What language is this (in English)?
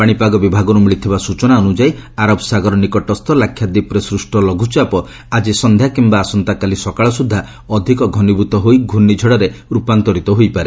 Odia